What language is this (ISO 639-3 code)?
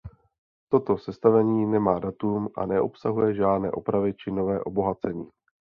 ces